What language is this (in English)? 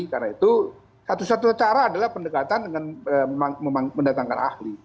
Indonesian